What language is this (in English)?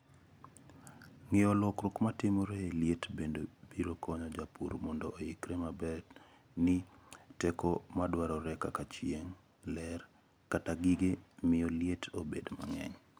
Luo (Kenya and Tanzania)